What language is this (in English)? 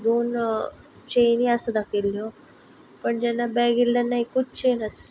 Konkani